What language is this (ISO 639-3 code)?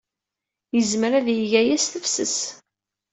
kab